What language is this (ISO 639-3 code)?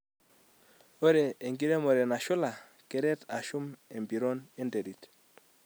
mas